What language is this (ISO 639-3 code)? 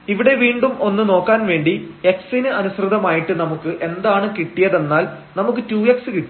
mal